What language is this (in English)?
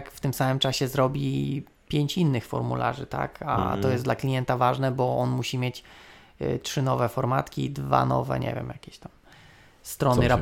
Polish